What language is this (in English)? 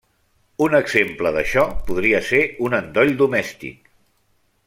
Catalan